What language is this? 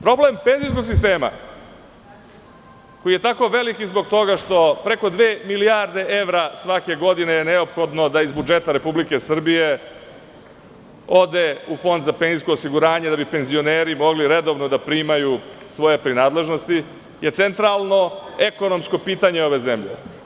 Serbian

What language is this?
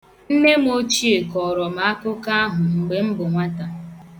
Igbo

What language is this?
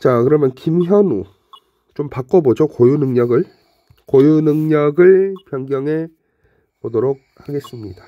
Korean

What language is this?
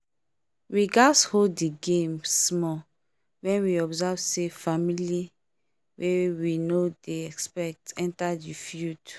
Nigerian Pidgin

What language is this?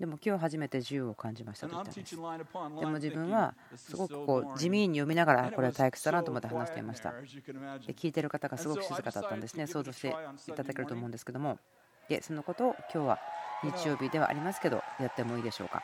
Japanese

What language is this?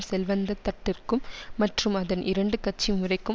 Tamil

